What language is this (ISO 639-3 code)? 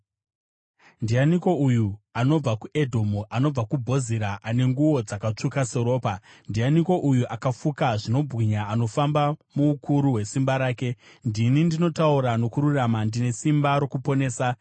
sna